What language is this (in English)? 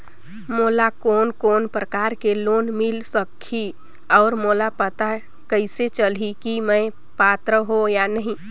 Chhattisgarhi